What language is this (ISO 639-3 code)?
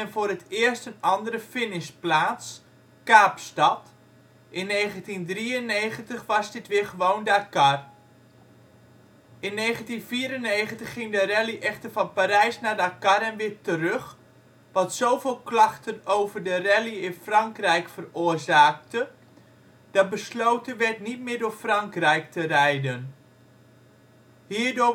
nld